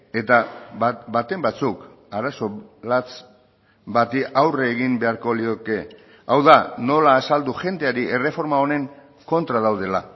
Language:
Basque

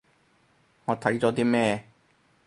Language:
Cantonese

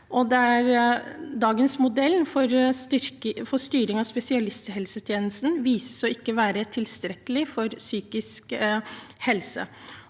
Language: Norwegian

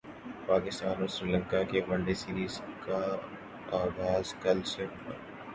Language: Urdu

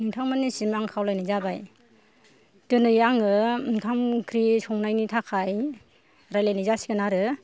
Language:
Bodo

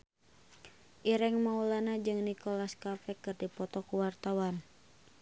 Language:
Sundanese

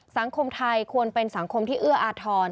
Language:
Thai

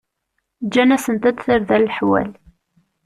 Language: Kabyle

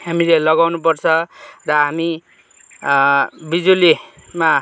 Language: Nepali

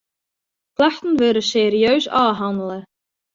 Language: Western Frisian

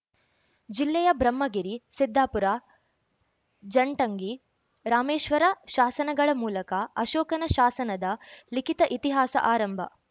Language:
Kannada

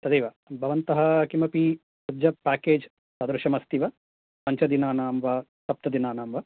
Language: Sanskrit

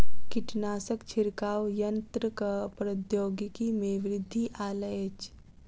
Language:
Maithili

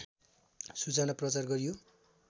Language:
Nepali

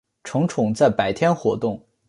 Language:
Chinese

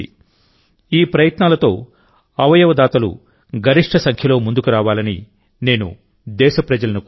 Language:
Telugu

